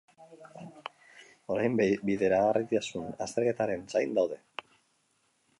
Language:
Basque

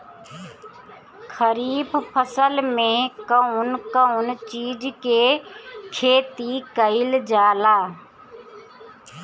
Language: Bhojpuri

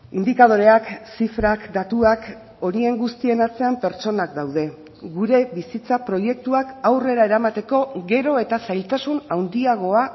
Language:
Basque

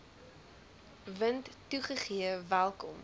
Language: Afrikaans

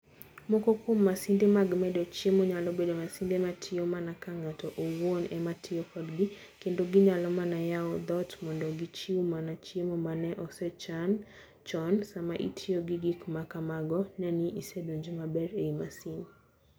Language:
Luo (Kenya and Tanzania)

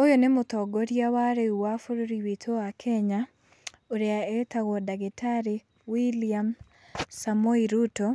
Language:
Kikuyu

